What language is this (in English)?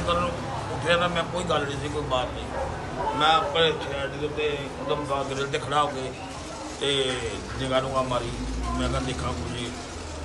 Punjabi